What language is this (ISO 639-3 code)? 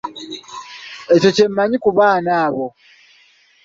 lug